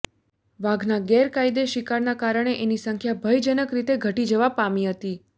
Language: Gujarati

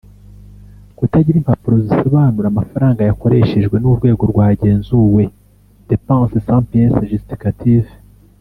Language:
Kinyarwanda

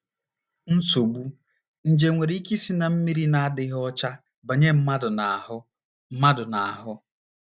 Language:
Igbo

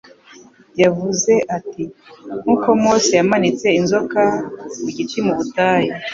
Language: Kinyarwanda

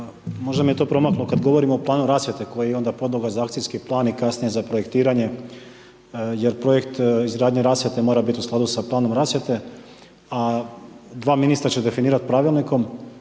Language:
Croatian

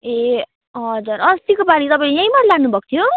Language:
Nepali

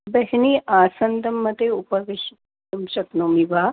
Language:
Sanskrit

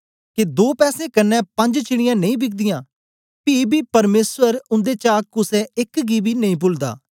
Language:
Dogri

